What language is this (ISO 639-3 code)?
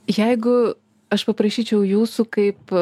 lit